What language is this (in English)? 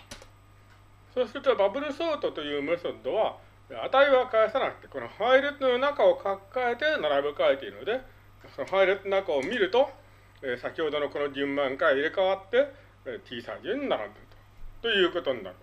Japanese